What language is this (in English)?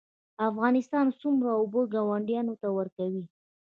Pashto